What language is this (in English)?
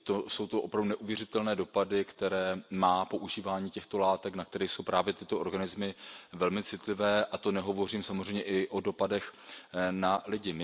Czech